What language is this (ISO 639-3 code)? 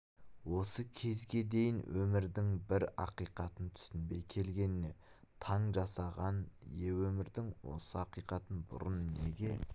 kaz